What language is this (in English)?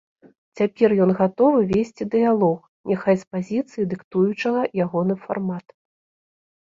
Belarusian